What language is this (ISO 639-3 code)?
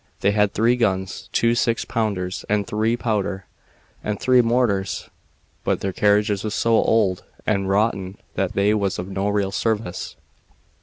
eng